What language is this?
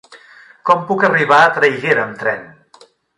Catalan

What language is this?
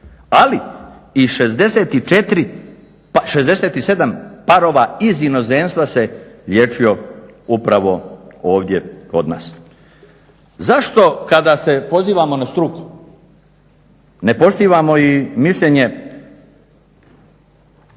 Croatian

